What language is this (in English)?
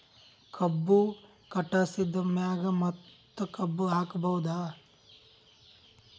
Kannada